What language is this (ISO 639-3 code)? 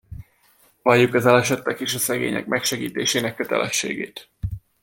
hun